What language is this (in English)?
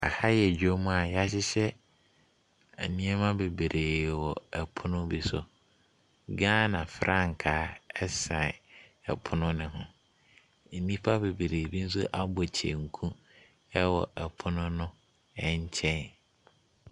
Akan